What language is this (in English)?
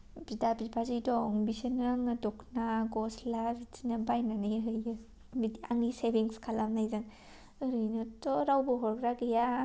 Bodo